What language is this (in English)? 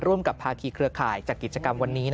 Thai